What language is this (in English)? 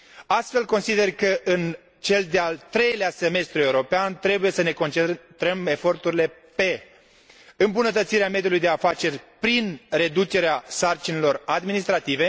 Romanian